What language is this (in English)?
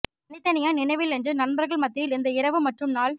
Tamil